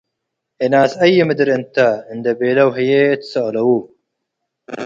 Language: Tigre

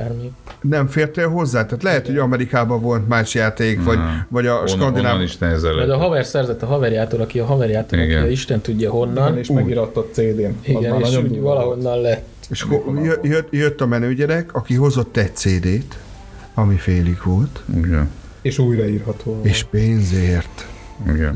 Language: Hungarian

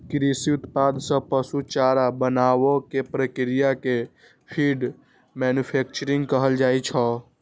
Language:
Maithili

